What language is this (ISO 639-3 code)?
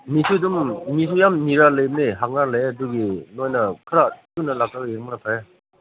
mni